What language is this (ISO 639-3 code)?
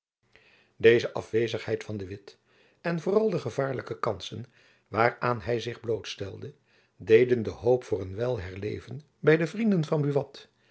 nld